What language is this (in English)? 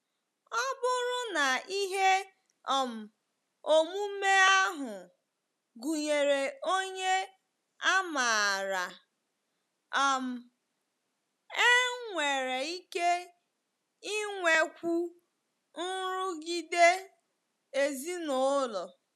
Igbo